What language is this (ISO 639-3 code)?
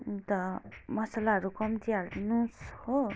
nep